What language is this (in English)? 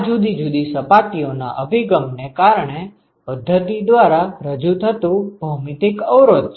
Gujarati